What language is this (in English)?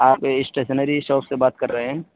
Urdu